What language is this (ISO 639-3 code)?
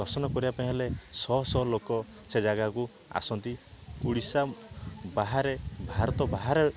ori